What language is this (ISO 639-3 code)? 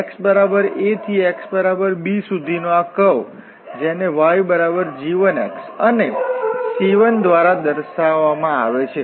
guj